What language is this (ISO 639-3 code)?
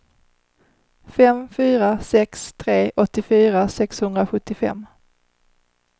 swe